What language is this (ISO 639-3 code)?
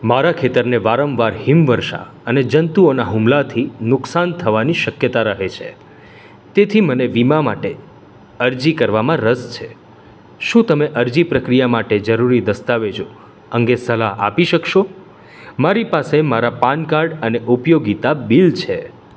guj